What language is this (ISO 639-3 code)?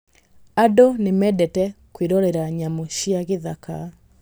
kik